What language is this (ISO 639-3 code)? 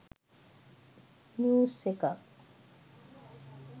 sin